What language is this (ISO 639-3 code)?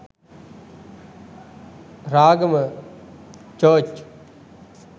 sin